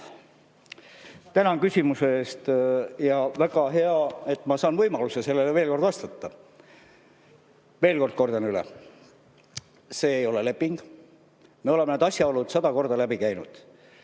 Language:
Estonian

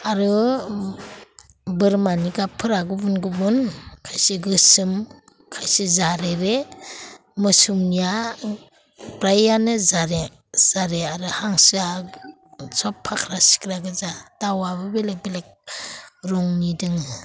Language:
Bodo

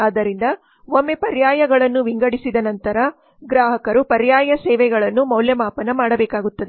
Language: Kannada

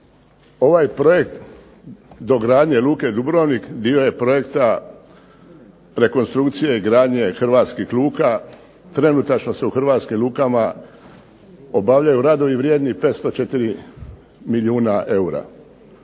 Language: Croatian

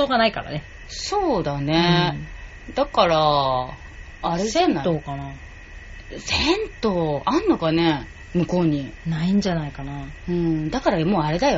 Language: Japanese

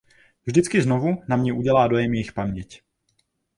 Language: Czech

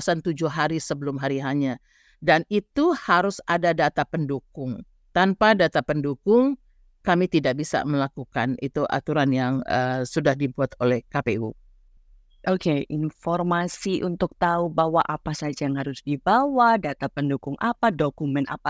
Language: Indonesian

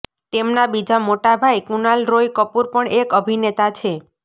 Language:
Gujarati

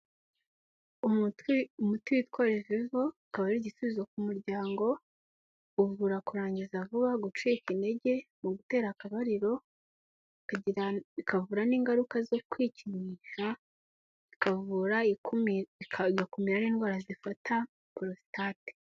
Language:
Kinyarwanda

